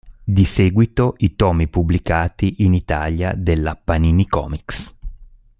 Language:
Italian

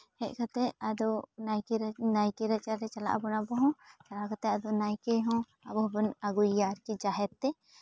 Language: Santali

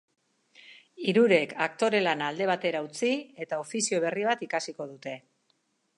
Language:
Basque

